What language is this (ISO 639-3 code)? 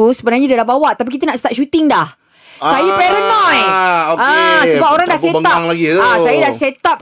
msa